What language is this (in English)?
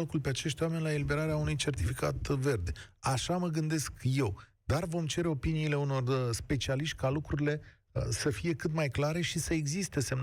Romanian